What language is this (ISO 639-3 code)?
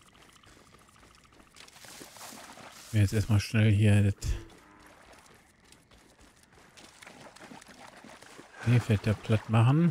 deu